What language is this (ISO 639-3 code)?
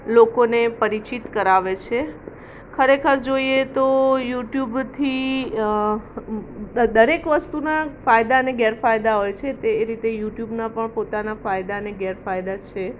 guj